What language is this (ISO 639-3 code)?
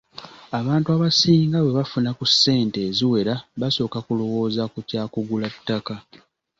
lug